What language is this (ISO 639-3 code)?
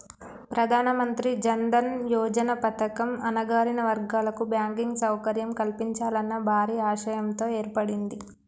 tel